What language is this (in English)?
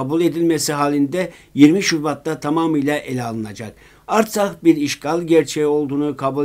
Turkish